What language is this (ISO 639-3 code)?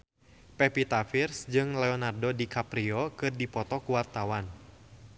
sun